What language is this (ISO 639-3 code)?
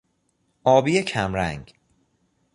fas